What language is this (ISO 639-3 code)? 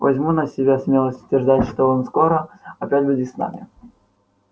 rus